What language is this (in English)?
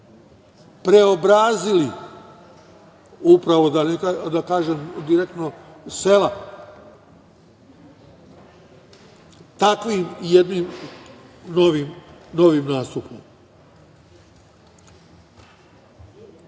Serbian